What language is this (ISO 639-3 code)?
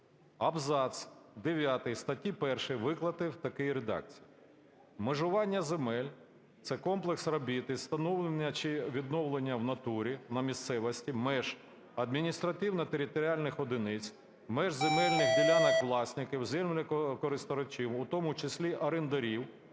ukr